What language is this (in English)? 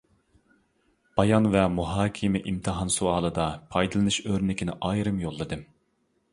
Uyghur